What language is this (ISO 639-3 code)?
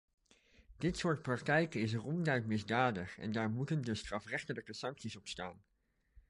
nld